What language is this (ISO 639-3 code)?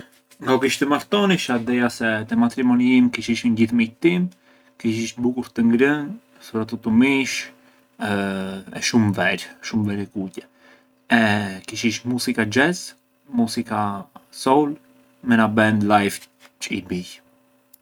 aae